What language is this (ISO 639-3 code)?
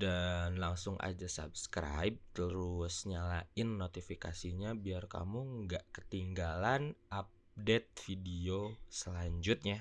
ind